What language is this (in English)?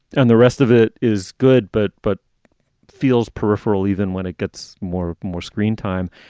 English